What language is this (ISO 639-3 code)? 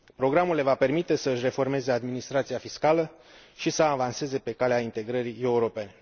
ron